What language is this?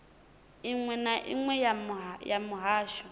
Venda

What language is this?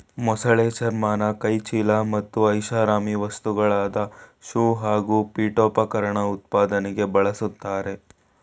Kannada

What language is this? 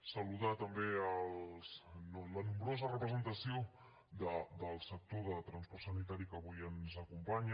Catalan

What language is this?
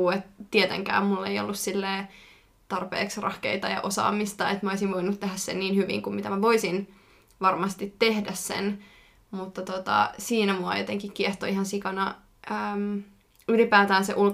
Finnish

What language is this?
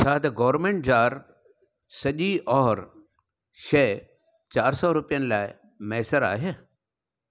Sindhi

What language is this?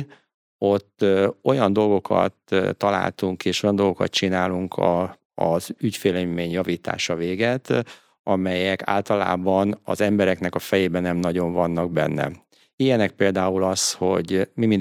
Hungarian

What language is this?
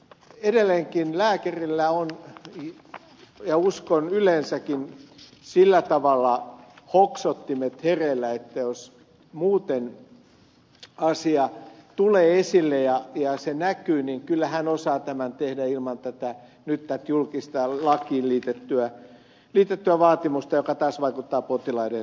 Finnish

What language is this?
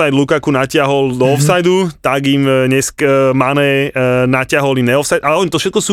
Slovak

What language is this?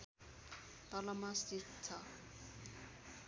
Nepali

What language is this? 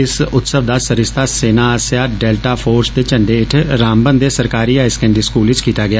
Dogri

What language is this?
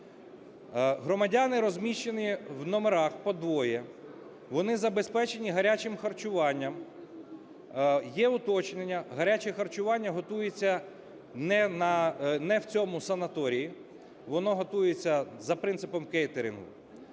Ukrainian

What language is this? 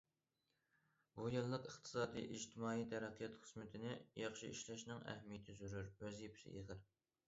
Uyghur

